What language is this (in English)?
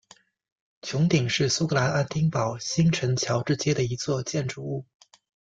Chinese